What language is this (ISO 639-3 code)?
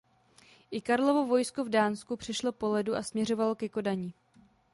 ces